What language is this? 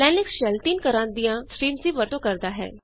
Punjabi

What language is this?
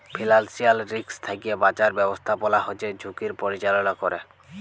Bangla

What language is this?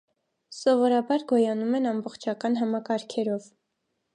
Armenian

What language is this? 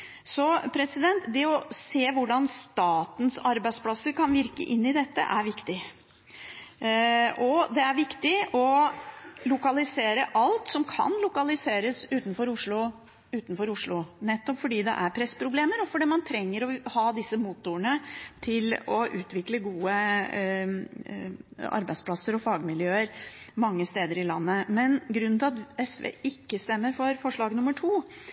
Norwegian Bokmål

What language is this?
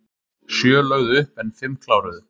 Icelandic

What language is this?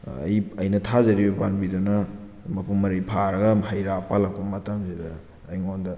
Manipuri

